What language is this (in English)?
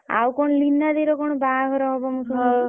Odia